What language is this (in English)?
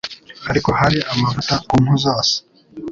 Kinyarwanda